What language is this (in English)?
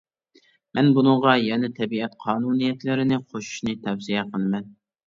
Uyghur